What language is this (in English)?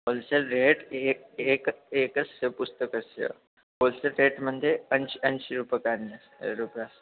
Sanskrit